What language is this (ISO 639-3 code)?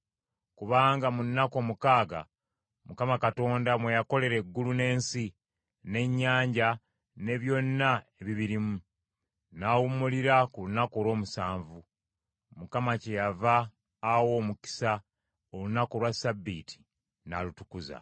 lug